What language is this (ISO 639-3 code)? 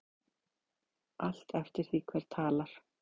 isl